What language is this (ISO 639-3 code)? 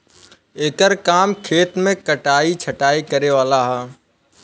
bho